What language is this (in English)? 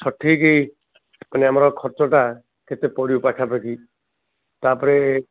Odia